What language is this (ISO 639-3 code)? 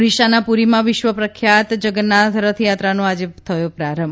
guj